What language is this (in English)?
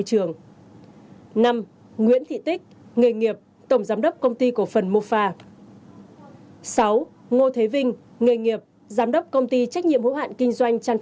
Vietnamese